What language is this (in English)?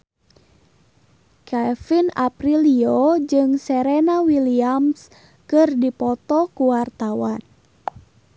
Sundanese